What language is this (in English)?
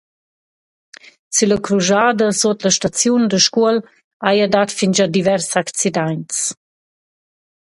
Romansh